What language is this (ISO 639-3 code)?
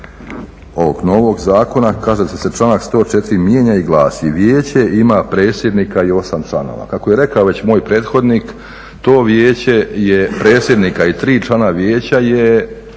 hrv